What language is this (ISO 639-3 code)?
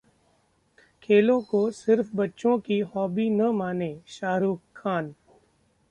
hin